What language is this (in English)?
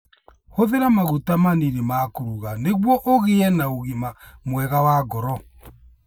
Kikuyu